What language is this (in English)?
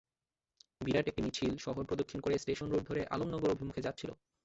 Bangla